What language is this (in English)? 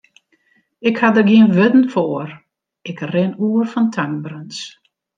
Western Frisian